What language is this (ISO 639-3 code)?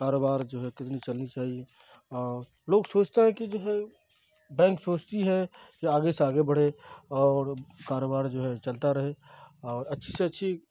urd